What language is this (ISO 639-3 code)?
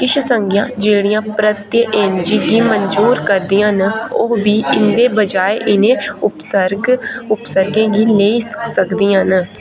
doi